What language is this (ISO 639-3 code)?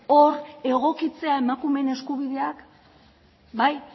eus